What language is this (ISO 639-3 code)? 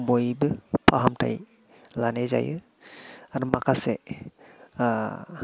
brx